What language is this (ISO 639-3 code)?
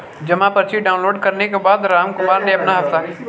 hin